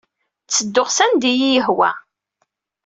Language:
Kabyle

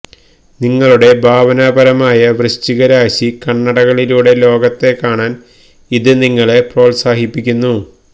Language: Malayalam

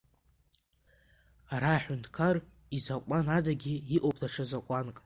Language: Abkhazian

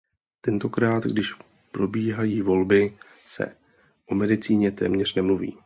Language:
Czech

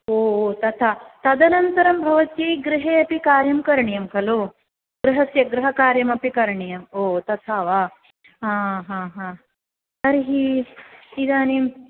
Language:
Sanskrit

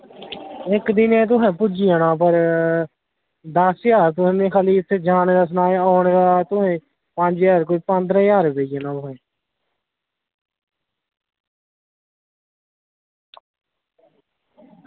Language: Dogri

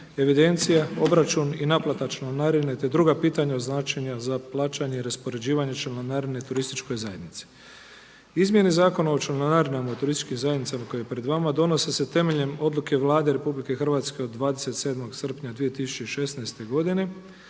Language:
Croatian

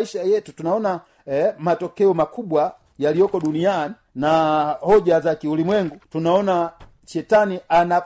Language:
Swahili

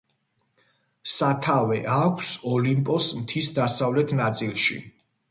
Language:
Georgian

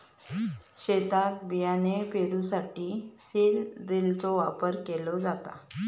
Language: Marathi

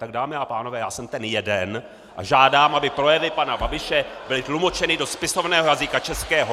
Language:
Czech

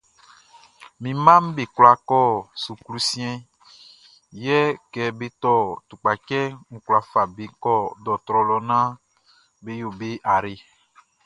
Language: Baoulé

